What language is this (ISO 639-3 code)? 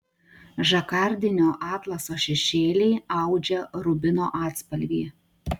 lit